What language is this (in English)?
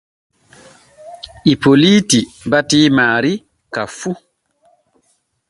Borgu Fulfulde